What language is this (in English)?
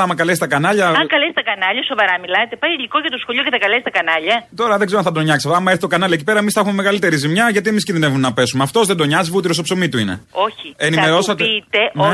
Greek